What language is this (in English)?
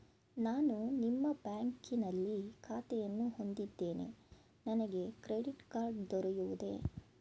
Kannada